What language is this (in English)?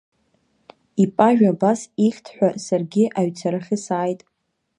Abkhazian